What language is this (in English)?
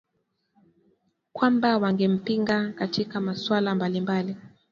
Swahili